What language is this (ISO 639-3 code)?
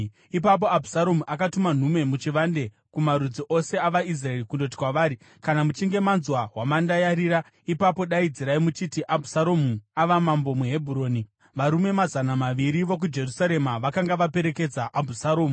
sna